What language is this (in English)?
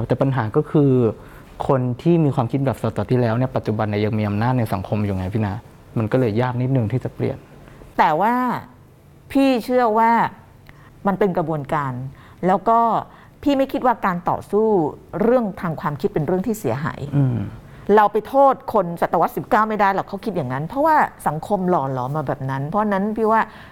Thai